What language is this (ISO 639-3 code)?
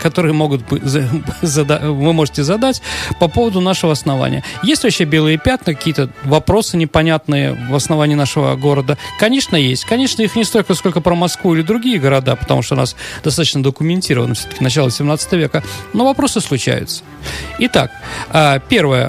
rus